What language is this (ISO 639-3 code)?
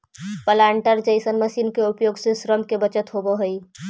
mag